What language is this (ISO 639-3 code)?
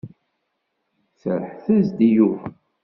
kab